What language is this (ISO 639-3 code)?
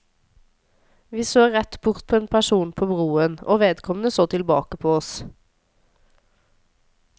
nor